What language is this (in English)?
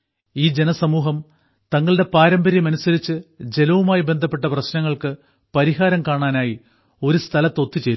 Malayalam